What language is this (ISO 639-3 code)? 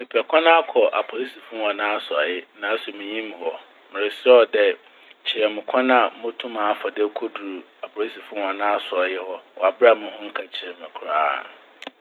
aka